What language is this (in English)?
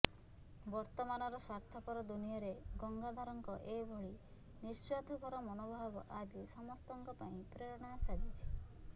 Odia